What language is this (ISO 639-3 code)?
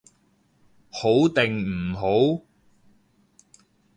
yue